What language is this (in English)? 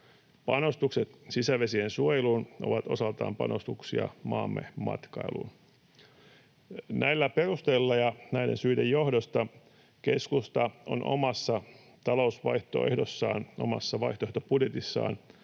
Finnish